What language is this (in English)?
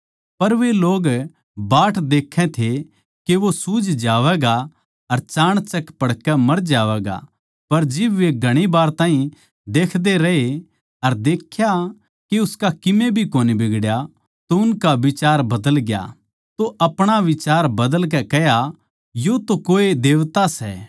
Haryanvi